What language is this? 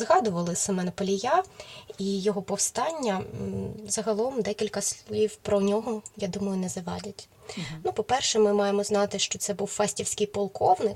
Ukrainian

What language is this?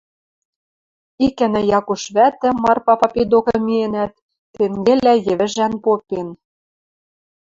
Western Mari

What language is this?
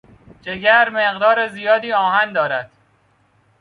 Persian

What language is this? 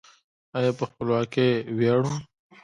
Pashto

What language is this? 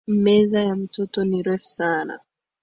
Swahili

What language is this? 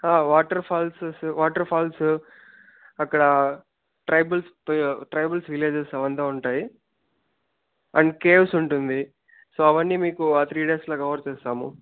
Telugu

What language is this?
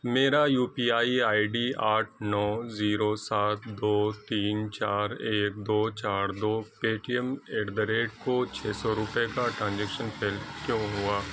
Urdu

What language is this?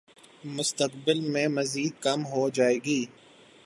Urdu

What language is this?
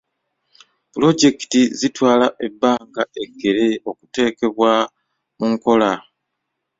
Ganda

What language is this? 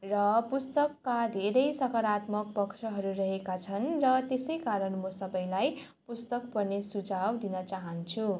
Nepali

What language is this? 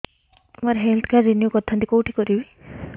Odia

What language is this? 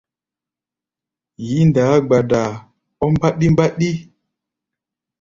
Gbaya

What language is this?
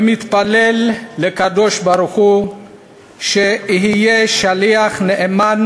Hebrew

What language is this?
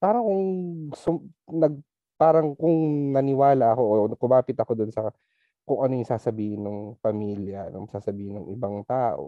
Filipino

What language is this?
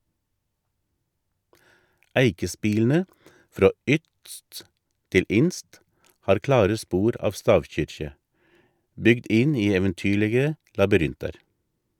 Norwegian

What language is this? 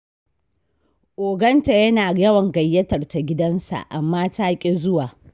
Hausa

